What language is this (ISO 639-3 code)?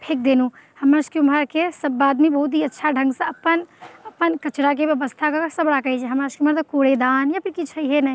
mai